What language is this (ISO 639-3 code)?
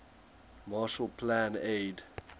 eng